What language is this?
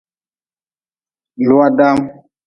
Nawdm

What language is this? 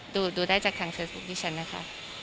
Thai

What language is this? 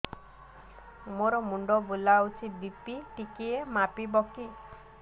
Odia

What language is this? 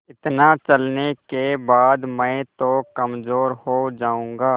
Hindi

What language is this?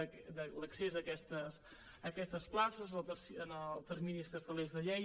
Catalan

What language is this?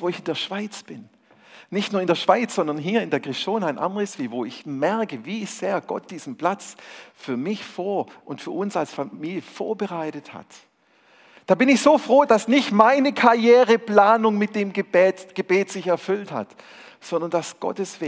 German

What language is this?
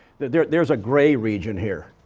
English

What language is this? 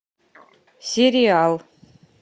Russian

